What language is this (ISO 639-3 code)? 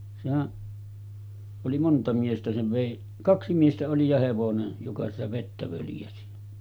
fin